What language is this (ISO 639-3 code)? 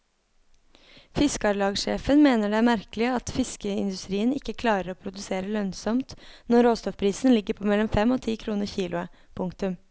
nor